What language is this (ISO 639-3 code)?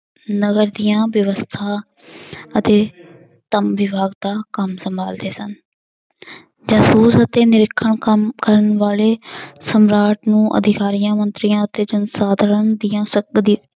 pan